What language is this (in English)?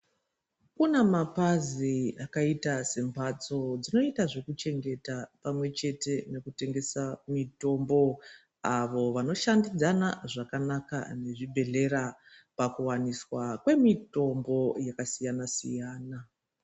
Ndau